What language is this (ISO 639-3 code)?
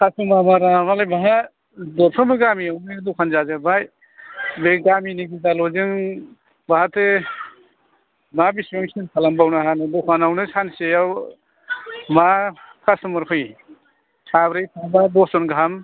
brx